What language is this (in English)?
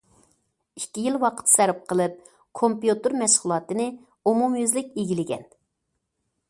Uyghur